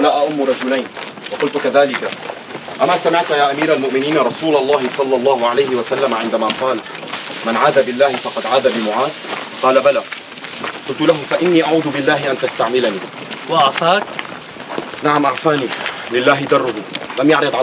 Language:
Arabic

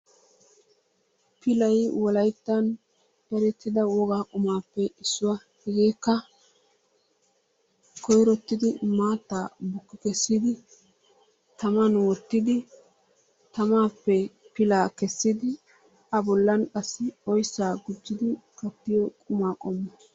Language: Wolaytta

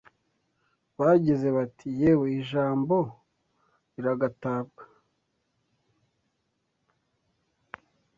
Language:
Kinyarwanda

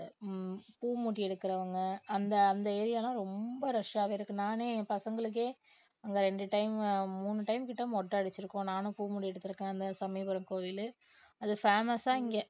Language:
Tamil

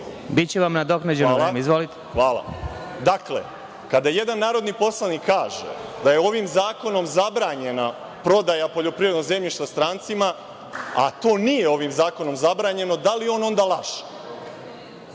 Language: Serbian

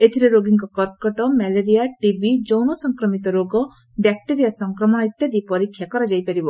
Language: Odia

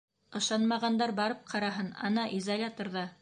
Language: Bashkir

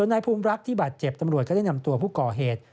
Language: Thai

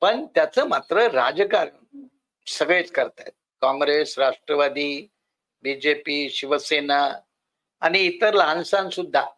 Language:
Marathi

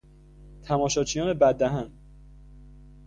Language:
Persian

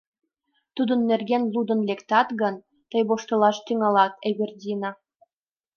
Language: Mari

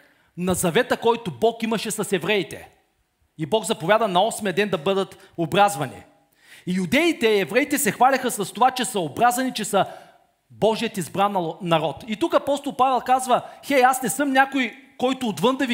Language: Bulgarian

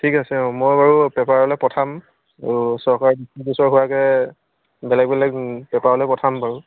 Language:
Assamese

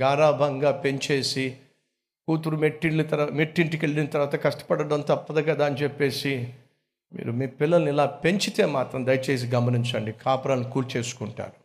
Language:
Telugu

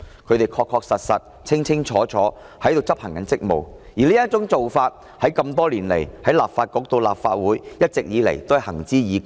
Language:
Cantonese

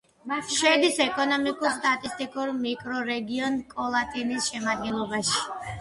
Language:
Georgian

